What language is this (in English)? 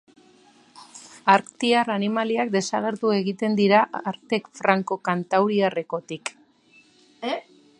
Basque